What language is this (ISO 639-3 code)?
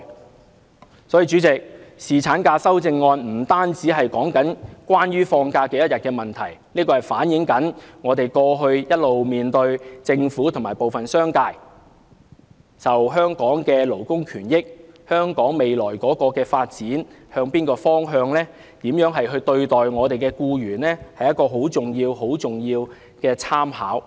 yue